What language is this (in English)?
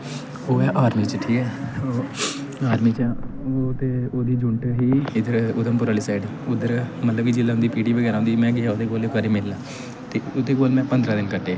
Dogri